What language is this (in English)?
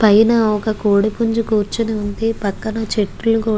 Telugu